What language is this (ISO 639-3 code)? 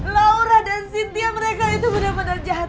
ind